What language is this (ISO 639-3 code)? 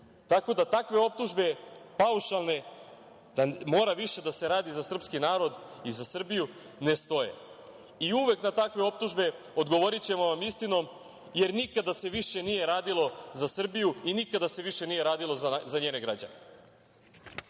srp